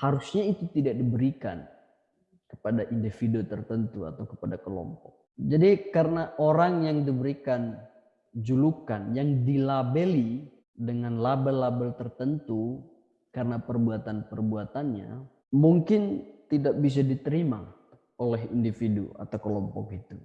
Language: Indonesian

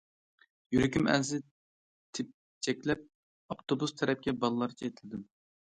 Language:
Uyghur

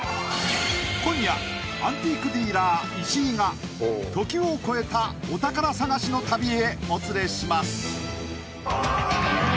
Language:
Japanese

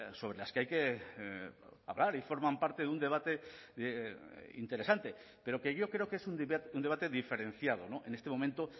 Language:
Spanish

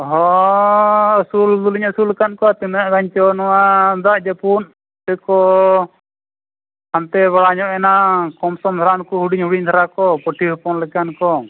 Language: Santali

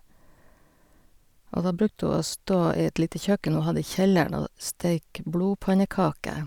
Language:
Norwegian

